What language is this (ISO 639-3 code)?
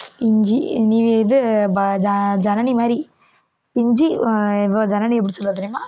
tam